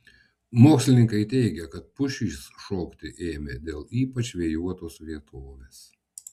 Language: Lithuanian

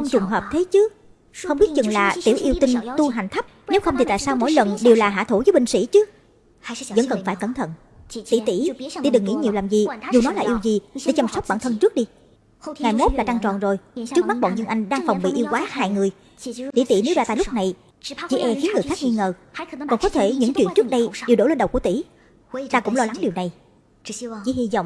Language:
Vietnamese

